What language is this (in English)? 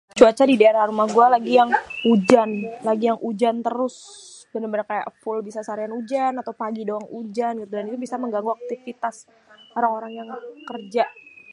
Betawi